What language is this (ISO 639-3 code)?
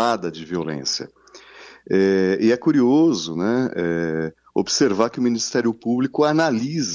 por